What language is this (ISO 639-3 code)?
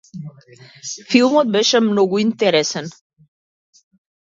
mkd